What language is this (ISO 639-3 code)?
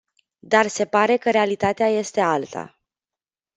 ron